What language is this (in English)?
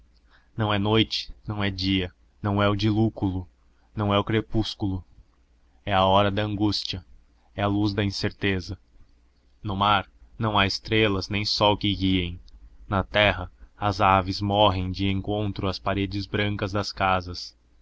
Portuguese